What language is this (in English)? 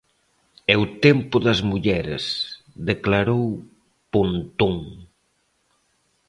Galician